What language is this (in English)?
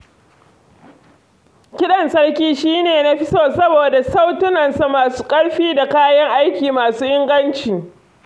Hausa